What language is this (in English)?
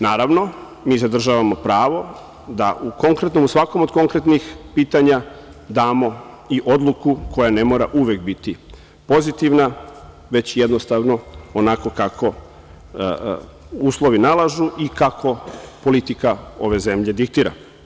Serbian